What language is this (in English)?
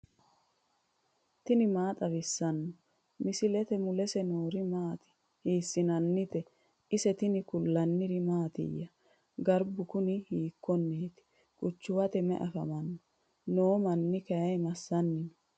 Sidamo